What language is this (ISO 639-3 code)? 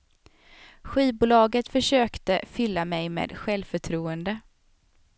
swe